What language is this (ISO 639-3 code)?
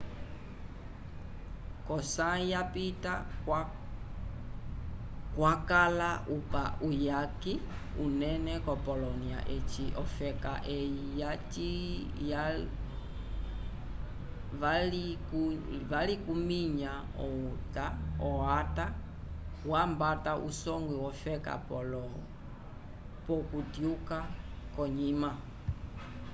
umb